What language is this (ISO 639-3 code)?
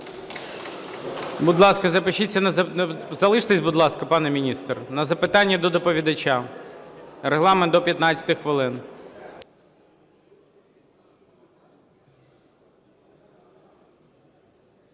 ukr